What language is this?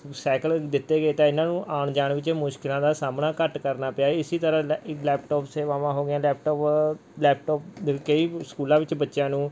Punjabi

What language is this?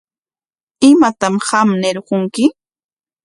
Corongo Ancash Quechua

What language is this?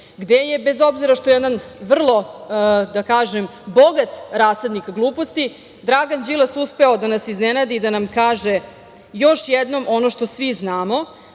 Serbian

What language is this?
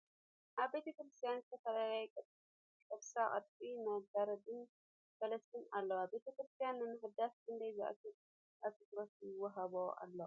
Tigrinya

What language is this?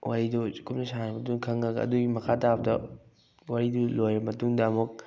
Manipuri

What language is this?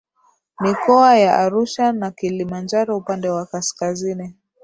Swahili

